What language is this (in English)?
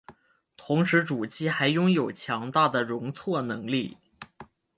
Chinese